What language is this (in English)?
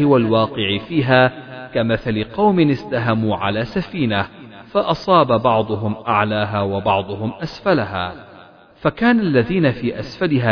Arabic